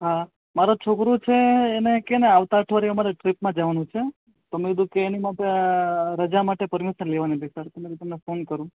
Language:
Gujarati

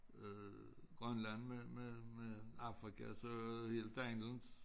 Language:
Danish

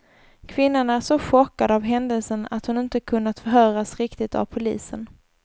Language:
Swedish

